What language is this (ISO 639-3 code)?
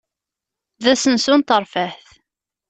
kab